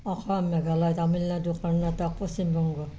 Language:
Assamese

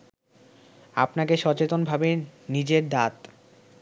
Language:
Bangla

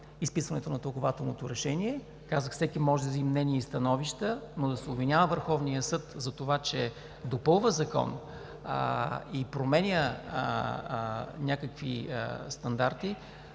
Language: Bulgarian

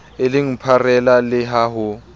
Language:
Southern Sotho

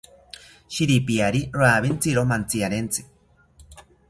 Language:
South Ucayali Ashéninka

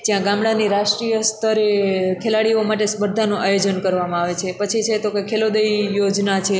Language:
Gujarati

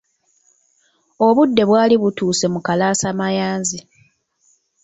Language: Ganda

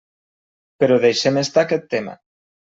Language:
Catalan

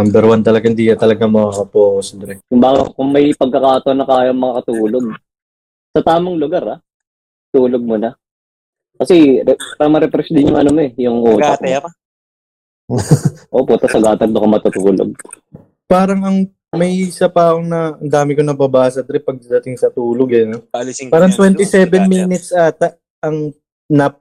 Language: Filipino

